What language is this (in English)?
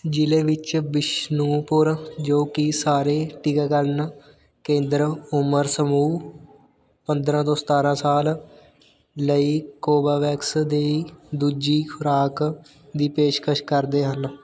Punjabi